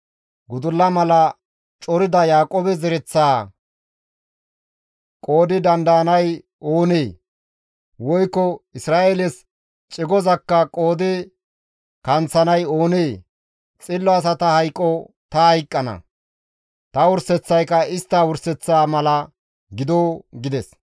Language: Gamo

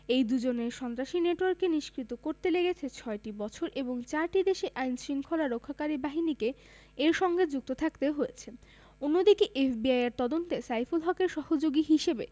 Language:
Bangla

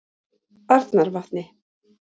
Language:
Icelandic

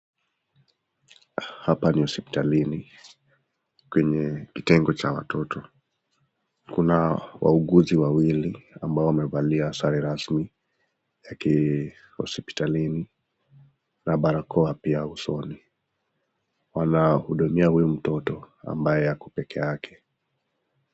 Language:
Swahili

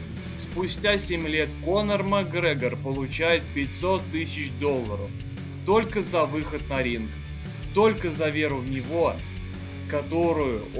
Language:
Russian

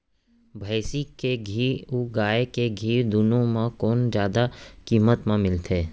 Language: Chhattisgarhi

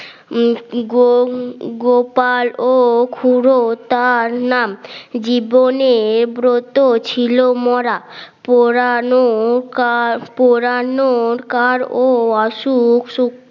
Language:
Bangla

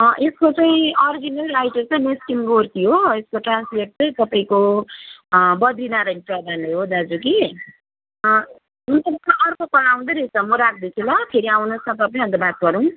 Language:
Nepali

